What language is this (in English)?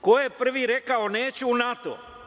Serbian